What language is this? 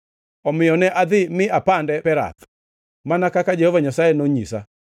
Luo (Kenya and Tanzania)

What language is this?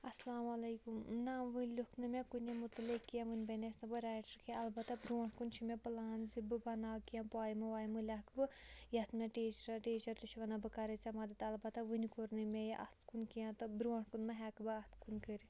Kashmiri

